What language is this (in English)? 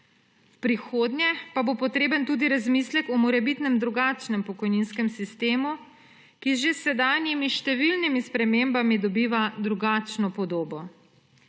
Slovenian